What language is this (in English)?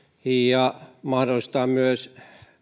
Finnish